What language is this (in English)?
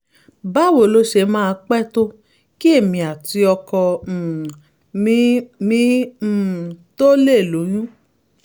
Yoruba